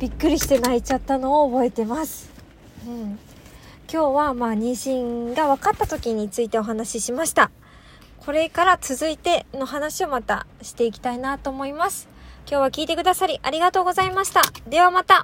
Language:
Japanese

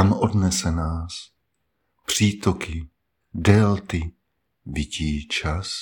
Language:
Czech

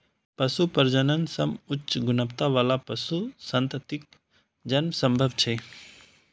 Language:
Maithili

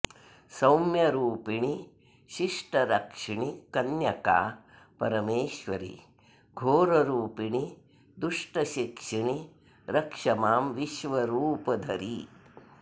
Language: Sanskrit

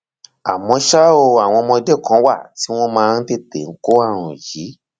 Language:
Yoruba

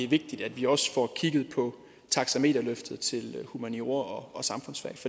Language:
Danish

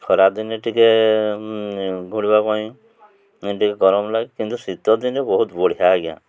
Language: Odia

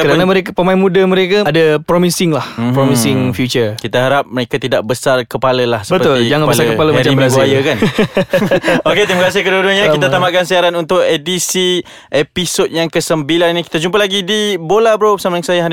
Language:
Malay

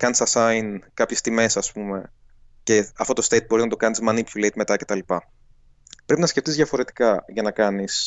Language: Greek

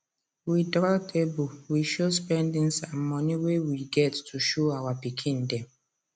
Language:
Nigerian Pidgin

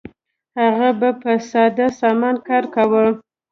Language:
Pashto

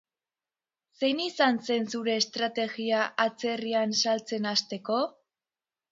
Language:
Basque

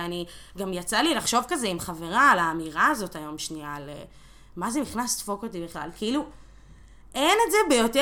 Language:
Hebrew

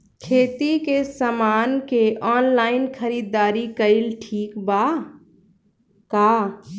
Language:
Bhojpuri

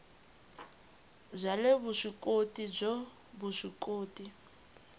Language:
Tsonga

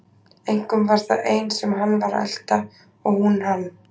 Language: Icelandic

